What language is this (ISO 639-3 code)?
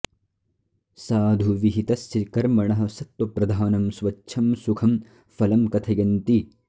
san